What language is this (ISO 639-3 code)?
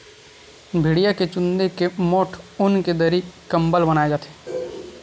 hne